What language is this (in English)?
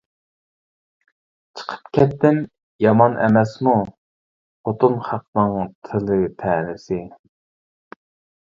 Uyghur